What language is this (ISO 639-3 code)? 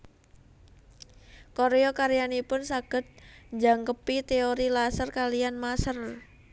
jav